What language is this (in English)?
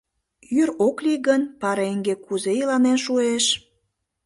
Mari